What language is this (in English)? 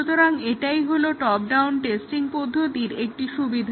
Bangla